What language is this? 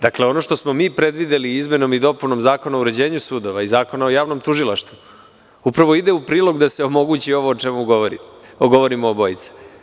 Serbian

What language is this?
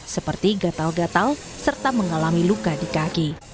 Indonesian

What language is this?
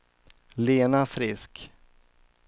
Swedish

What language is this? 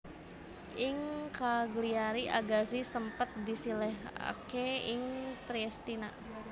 Javanese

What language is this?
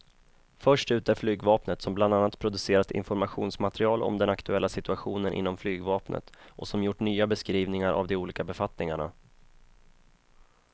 Swedish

